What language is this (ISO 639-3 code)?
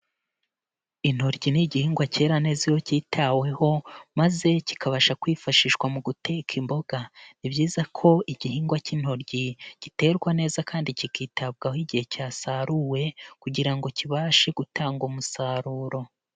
kin